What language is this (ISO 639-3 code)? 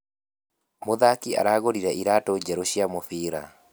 kik